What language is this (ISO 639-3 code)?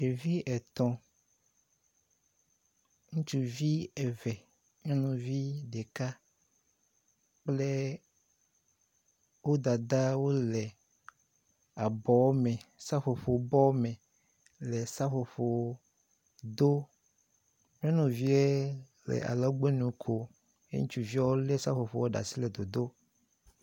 ewe